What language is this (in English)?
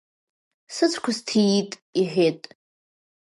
Abkhazian